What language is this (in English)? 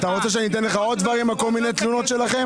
Hebrew